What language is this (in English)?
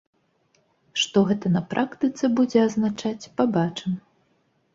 Belarusian